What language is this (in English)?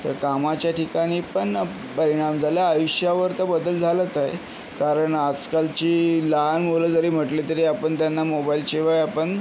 Marathi